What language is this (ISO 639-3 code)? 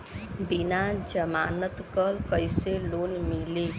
bho